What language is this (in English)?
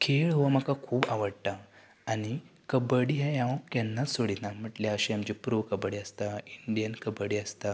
Konkani